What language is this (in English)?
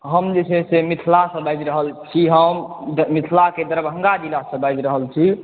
Maithili